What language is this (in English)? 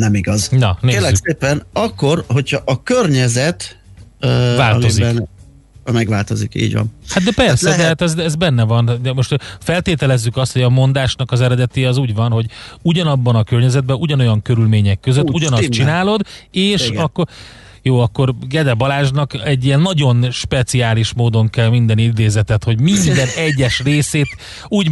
Hungarian